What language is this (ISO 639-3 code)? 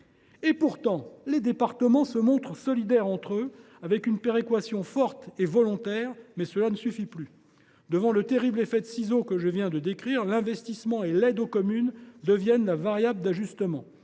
fra